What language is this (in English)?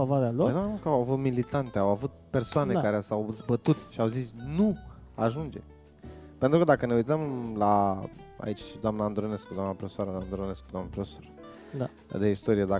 Romanian